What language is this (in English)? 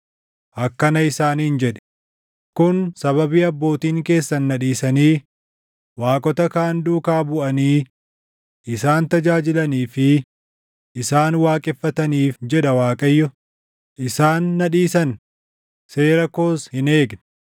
Oromo